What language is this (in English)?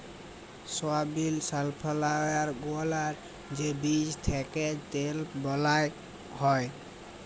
Bangla